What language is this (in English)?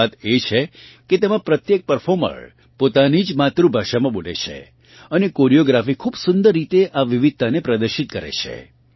Gujarati